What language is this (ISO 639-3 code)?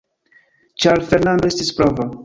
epo